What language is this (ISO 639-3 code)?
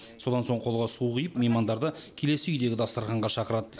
kaz